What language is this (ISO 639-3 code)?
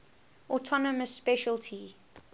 eng